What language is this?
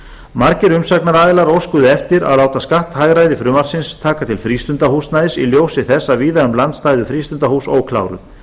Icelandic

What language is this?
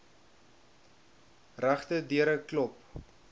Afrikaans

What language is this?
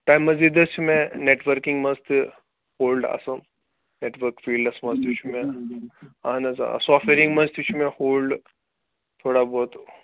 Kashmiri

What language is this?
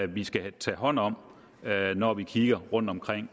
Danish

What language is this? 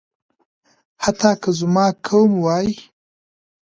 Pashto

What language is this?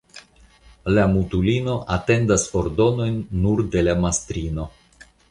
Esperanto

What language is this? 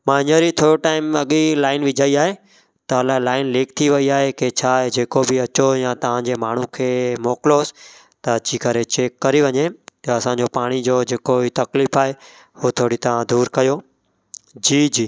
Sindhi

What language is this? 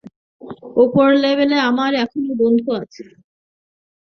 Bangla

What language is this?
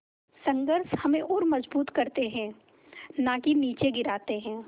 Hindi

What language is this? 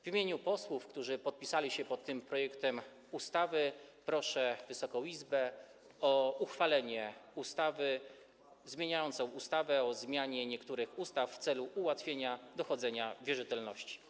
Polish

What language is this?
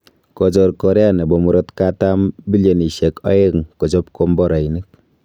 Kalenjin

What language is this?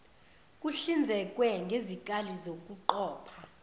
Zulu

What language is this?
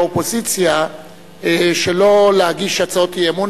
Hebrew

